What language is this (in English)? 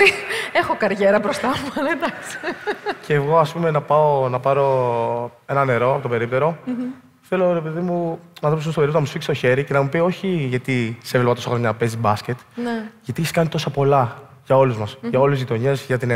Greek